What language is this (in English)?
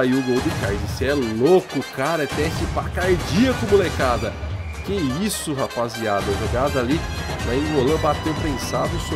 Portuguese